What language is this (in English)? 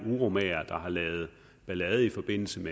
Danish